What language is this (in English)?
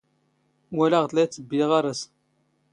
Standard Moroccan Tamazight